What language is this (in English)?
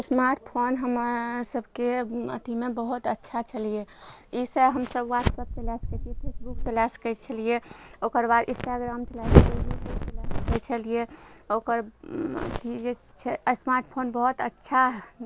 Maithili